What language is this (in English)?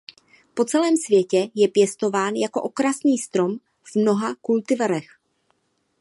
Czech